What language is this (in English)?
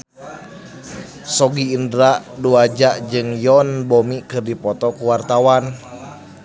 Sundanese